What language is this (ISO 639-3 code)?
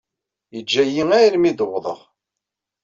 kab